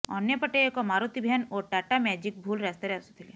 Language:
Odia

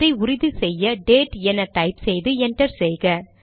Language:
Tamil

